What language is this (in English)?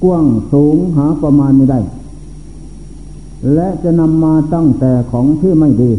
Thai